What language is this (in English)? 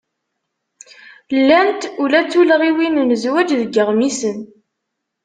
Kabyle